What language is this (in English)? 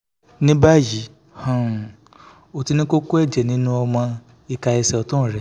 Yoruba